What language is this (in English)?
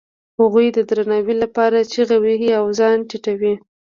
Pashto